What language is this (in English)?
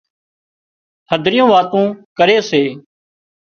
Wadiyara Koli